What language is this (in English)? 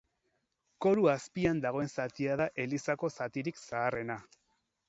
Basque